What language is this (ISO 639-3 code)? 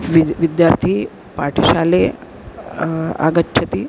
san